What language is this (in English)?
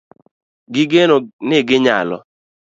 Luo (Kenya and Tanzania)